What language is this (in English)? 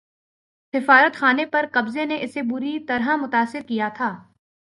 Urdu